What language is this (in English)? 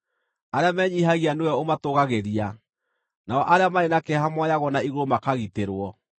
Kikuyu